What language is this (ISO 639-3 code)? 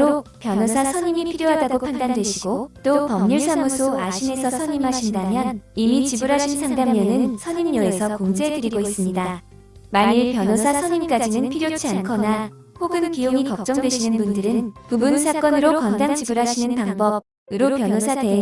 kor